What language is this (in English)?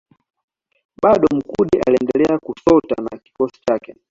Swahili